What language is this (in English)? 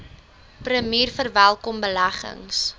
Afrikaans